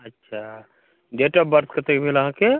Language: Maithili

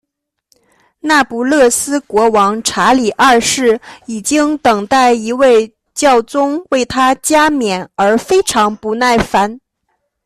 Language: Chinese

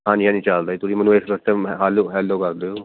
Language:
Punjabi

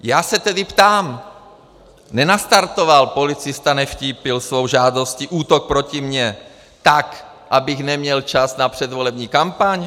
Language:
Czech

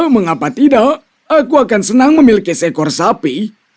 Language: Indonesian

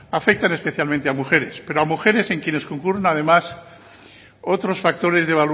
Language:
Spanish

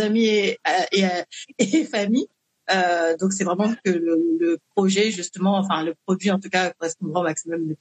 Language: French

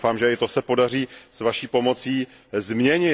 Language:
Czech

